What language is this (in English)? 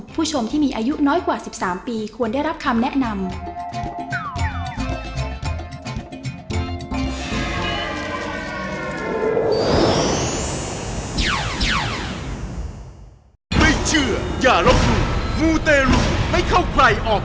Thai